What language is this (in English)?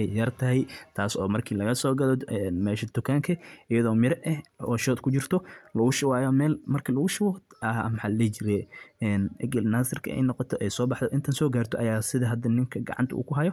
Somali